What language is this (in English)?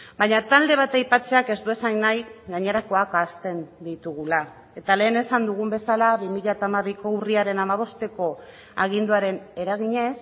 Basque